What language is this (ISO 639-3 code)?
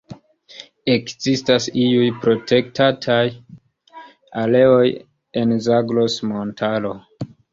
epo